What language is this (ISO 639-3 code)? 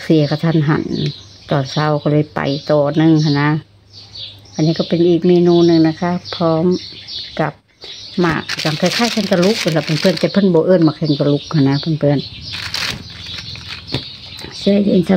tha